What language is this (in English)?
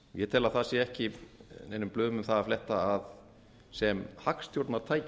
Icelandic